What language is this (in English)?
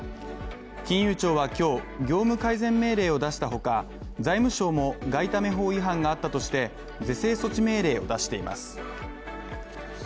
Japanese